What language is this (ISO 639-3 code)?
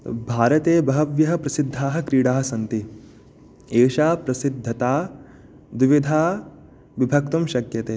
san